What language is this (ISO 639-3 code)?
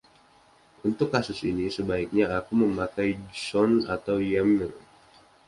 ind